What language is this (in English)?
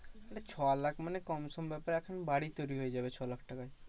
Bangla